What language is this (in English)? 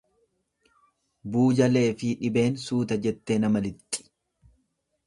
Oromo